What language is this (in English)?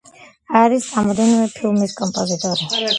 Georgian